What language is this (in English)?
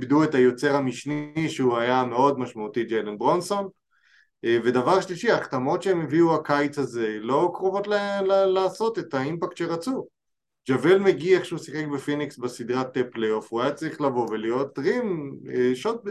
Hebrew